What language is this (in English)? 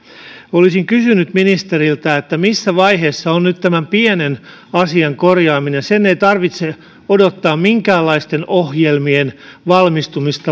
Finnish